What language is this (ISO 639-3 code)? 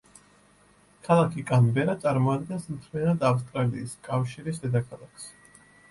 kat